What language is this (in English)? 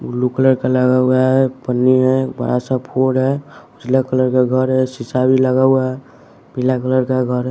Hindi